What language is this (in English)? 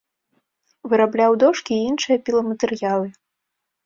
Belarusian